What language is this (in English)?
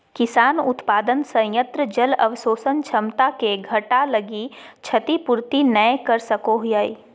Magahi